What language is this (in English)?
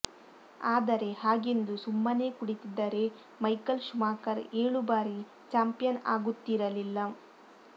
Kannada